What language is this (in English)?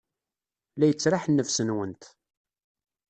Kabyle